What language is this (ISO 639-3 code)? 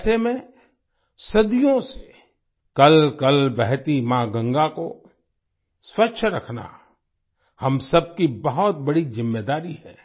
hin